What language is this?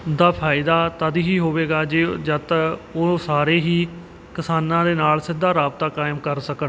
Punjabi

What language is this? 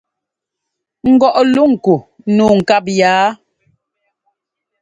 Ngomba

